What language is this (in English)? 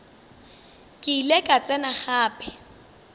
Northern Sotho